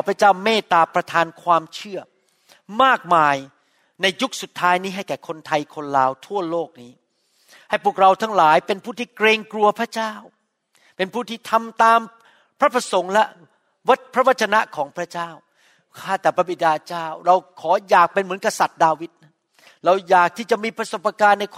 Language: Thai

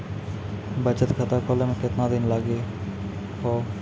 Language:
Maithili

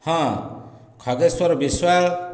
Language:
Odia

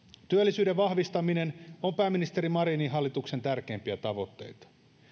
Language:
Finnish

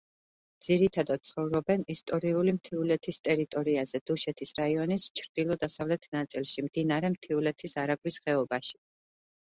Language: Georgian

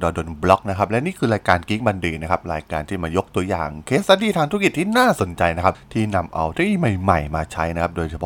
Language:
Thai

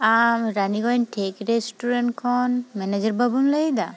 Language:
Santali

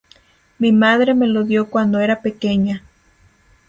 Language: Spanish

